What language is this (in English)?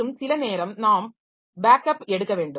Tamil